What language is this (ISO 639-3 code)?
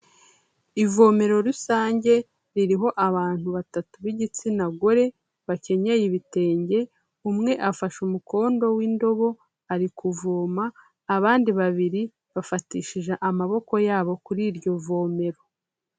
kin